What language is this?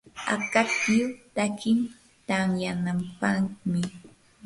Yanahuanca Pasco Quechua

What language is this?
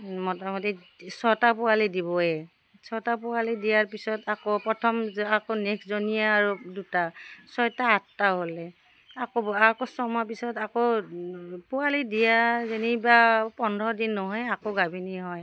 Assamese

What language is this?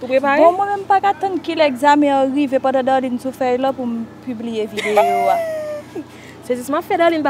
French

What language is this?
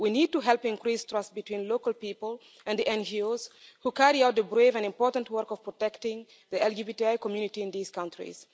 English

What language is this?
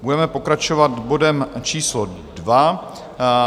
Czech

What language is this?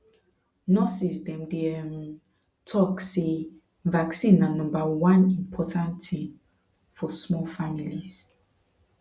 Nigerian Pidgin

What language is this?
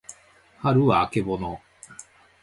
Japanese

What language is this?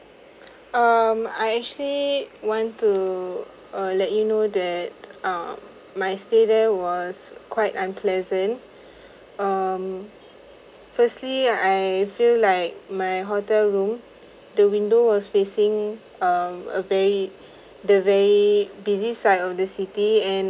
English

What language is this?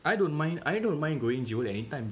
English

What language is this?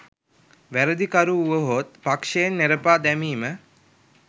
Sinhala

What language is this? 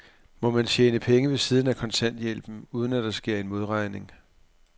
Danish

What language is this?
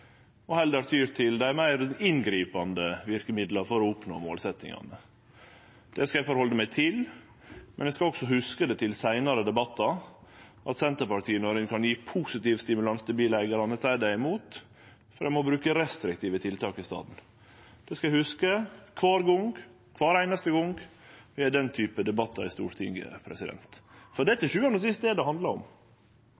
Norwegian Nynorsk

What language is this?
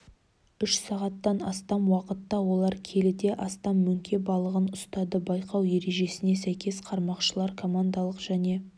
Kazakh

